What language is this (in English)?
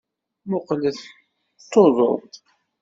Kabyle